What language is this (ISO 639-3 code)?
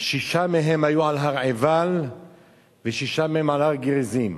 heb